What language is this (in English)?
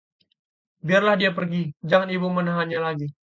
Indonesian